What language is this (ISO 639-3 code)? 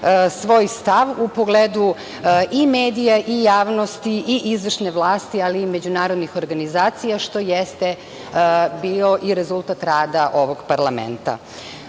srp